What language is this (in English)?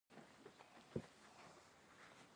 Pashto